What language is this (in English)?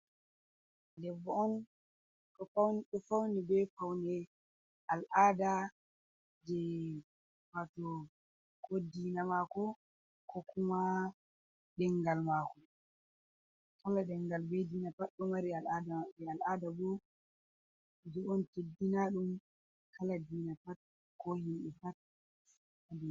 Fula